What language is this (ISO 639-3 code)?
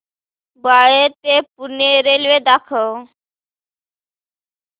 mar